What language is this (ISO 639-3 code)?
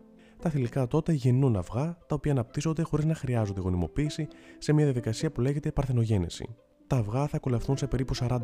ell